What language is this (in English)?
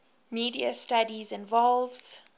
English